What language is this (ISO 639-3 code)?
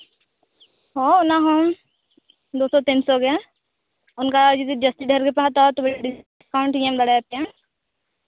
sat